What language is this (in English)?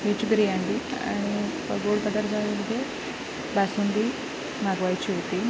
Marathi